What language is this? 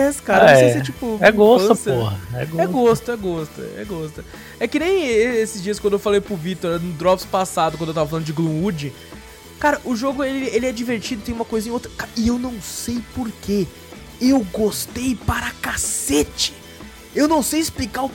Portuguese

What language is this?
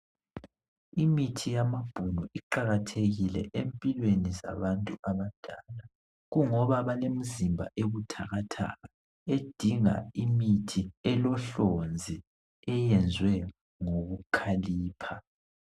North Ndebele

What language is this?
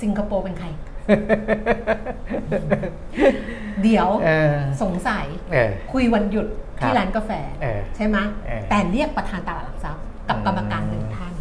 Thai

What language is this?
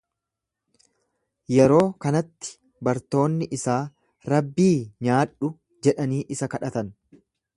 Oromo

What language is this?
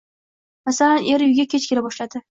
Uzbek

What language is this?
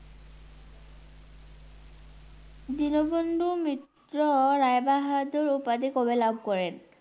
Bangla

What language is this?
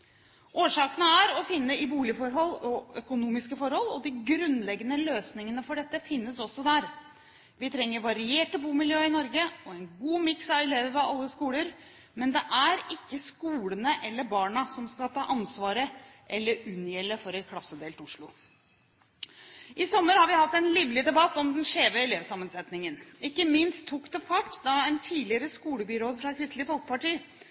Norwegian Bokmål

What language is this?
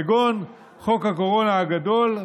Hebrew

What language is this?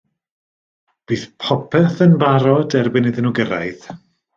Welsh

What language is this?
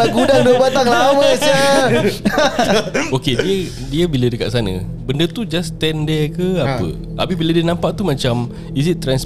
Malay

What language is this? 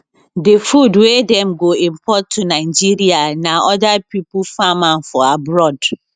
Nigerian Pidgin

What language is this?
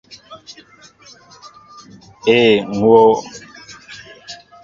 Mbo (Cameroon)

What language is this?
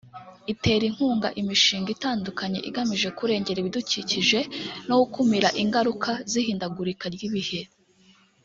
Kinyarwanda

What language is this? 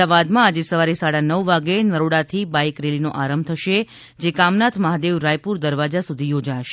Gujarati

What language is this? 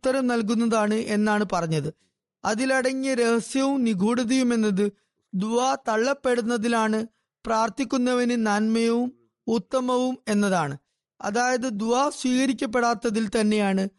Malayalam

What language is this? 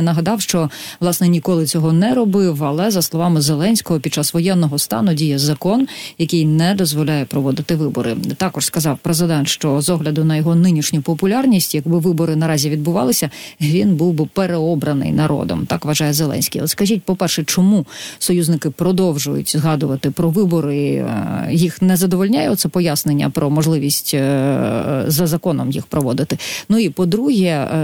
Ukrainian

